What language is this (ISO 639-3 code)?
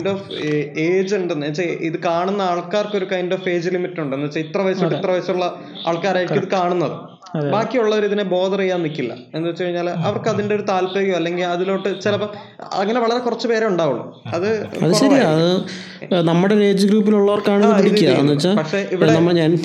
mal